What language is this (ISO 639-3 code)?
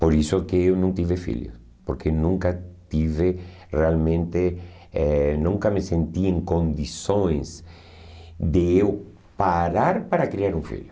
por